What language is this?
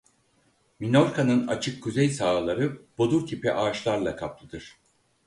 Turkish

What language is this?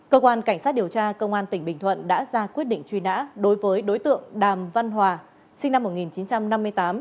Vietnamese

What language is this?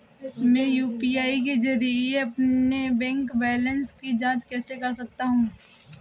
Hindi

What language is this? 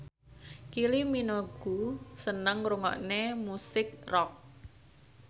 Javanese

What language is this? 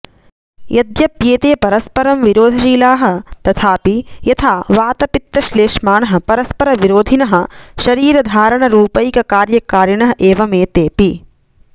Sanskrit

